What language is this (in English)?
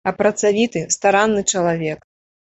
Belarusian